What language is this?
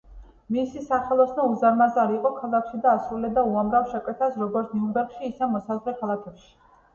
Georgian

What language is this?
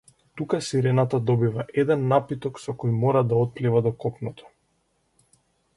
Macedonian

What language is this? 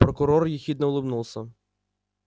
Russian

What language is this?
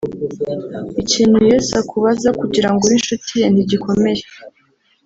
Kinyarwanda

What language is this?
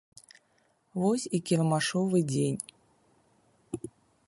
Belarusian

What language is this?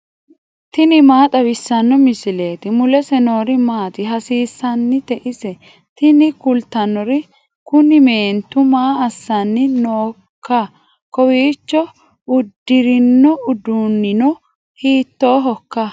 Sidamo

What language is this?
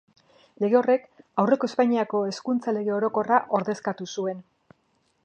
Basque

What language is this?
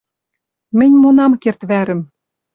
Western Mari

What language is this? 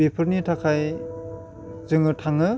Bodo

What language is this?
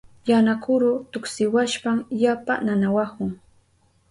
Southern Pastaza Quechua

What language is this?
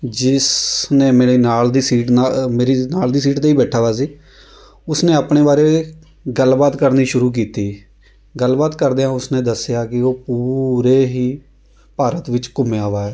Punjabi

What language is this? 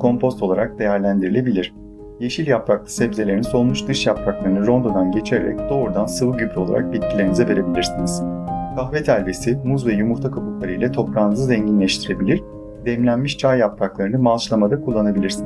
Turkish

